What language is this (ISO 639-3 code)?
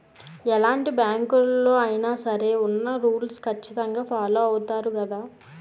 tel